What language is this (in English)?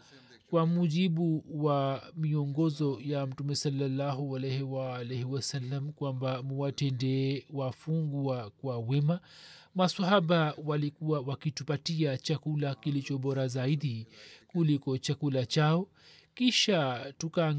Swahili